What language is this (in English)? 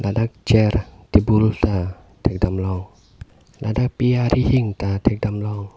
Karbi